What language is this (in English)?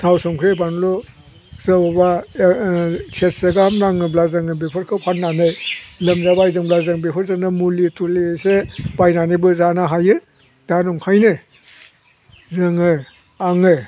Bodo